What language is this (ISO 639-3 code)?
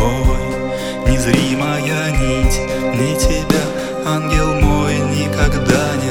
rus